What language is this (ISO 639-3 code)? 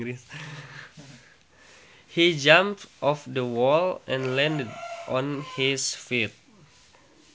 sun